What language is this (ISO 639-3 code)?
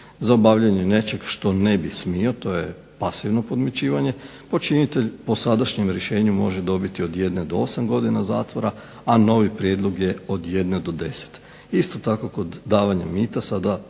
hrv